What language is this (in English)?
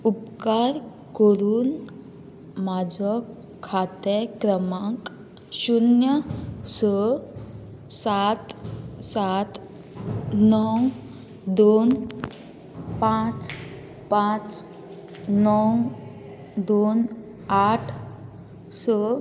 Konkani